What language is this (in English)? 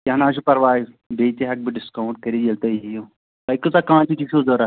Kashmiri